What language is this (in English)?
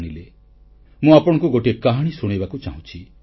Odia